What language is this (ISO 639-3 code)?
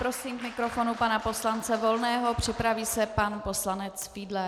ces